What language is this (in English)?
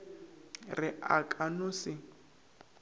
Northern Sotho